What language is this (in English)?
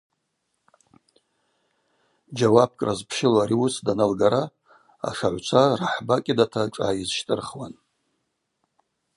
Abaza